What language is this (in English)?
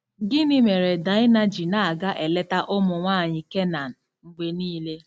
Igbo